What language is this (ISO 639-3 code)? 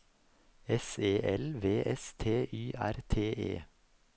nor